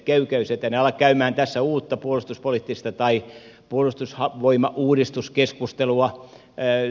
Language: Finnish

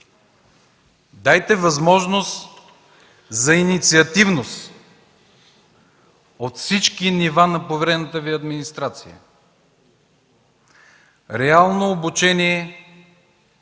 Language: Bulgarian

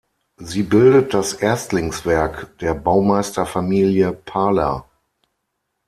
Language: German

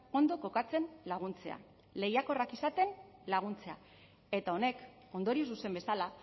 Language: Basque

